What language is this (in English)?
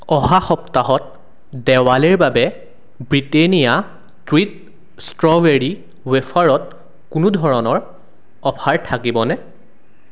Assamese